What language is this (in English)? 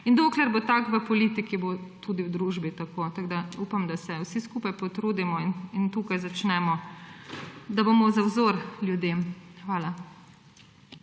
Slovenian